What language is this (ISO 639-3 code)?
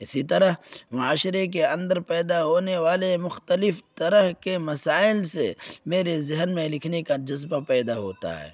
urd